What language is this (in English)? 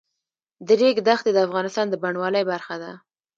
Pashto